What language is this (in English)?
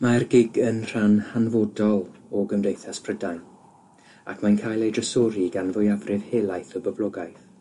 Welsh